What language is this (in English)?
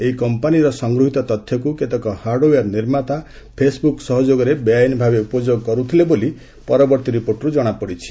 Odia